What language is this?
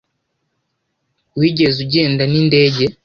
Kinyarwanda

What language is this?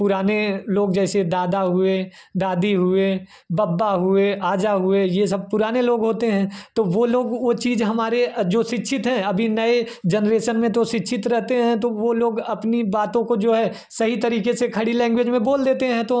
Hindi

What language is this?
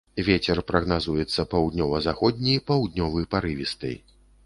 Belarusian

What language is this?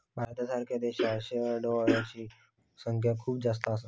Marathi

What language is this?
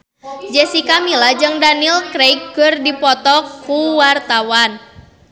Sundanese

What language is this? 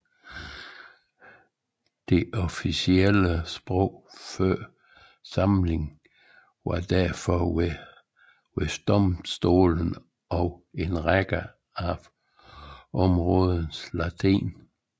Danish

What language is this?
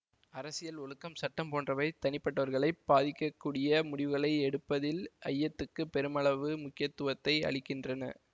Tamil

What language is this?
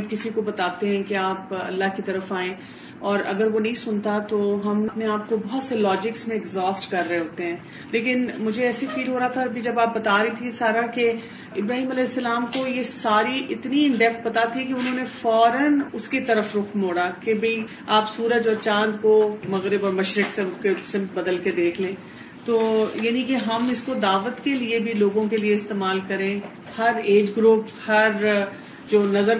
Urdu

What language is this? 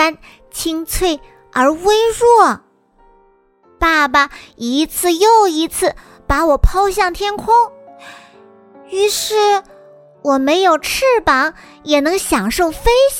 Chinese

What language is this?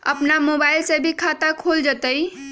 Magahi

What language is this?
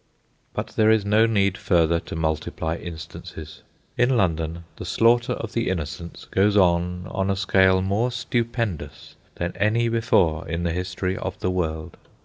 English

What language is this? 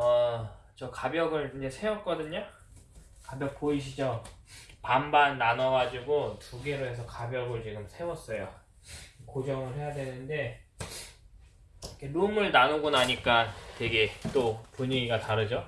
Korean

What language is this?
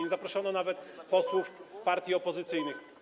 Polish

